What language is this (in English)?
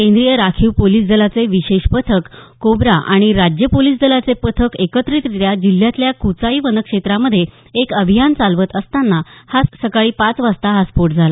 Marathi